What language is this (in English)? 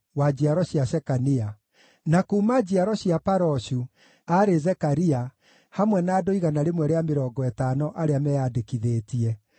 Kikuyu